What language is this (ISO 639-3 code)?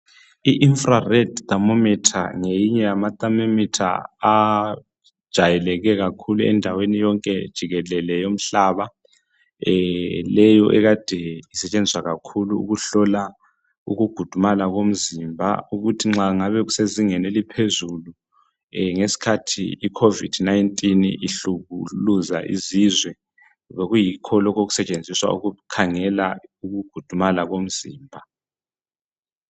nde